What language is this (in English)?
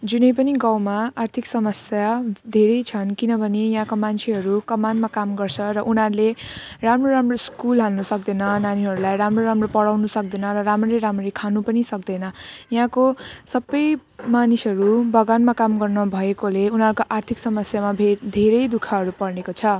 Nepali